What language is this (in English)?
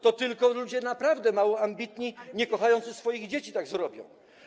Polish